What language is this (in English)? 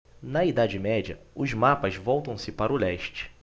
Portuguese